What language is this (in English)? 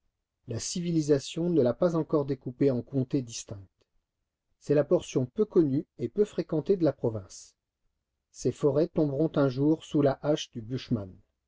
French